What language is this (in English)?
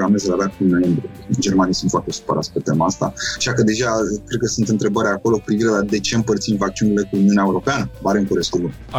Romanian